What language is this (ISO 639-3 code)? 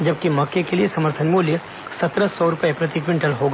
hin